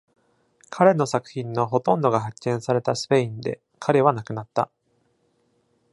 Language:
Japanese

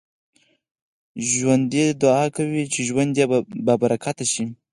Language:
Pashto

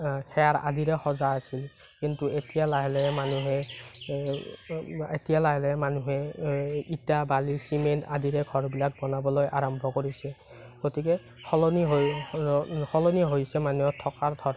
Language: Assamese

